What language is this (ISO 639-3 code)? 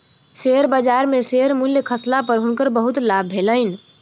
mai